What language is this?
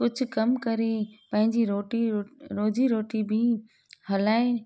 Sindhi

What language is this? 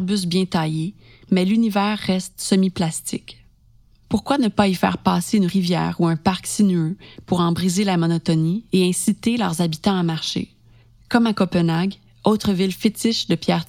French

